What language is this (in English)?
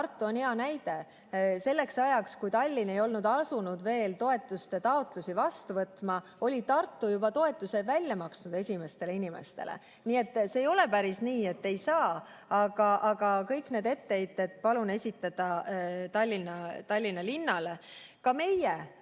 Estonian